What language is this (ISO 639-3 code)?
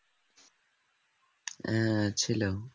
ben